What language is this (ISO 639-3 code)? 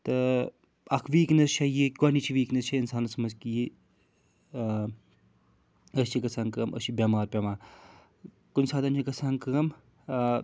kas